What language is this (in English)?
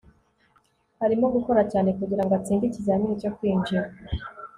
Kinyarwanda